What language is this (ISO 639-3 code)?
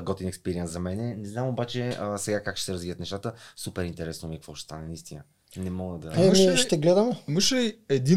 bul